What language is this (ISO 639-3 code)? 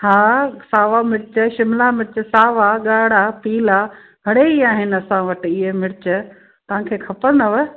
snd